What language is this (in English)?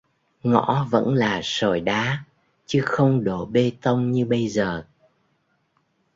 Vietnamese